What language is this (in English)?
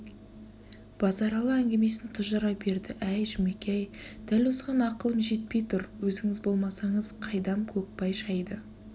Kazakh